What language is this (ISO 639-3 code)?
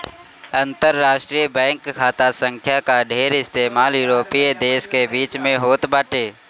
bho